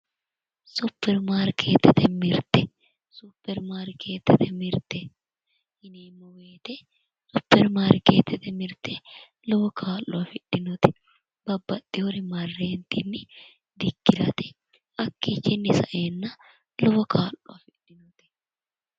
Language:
Sidamo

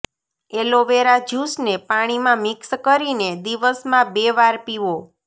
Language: Gujarati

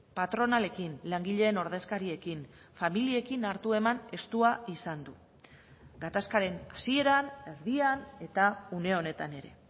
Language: Basque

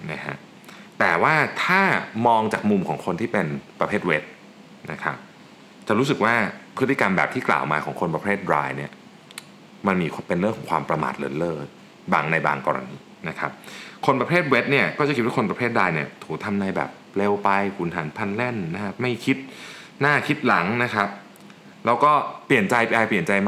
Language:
Thai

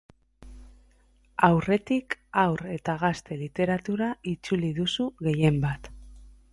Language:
Basque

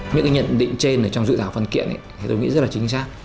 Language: Vietnamese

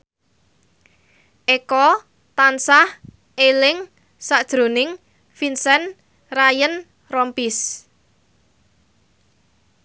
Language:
Javanese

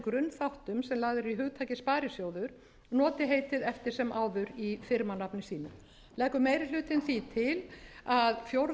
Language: Icelandic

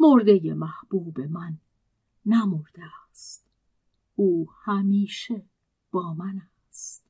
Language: Persian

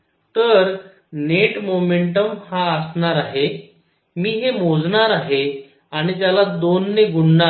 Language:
Marathi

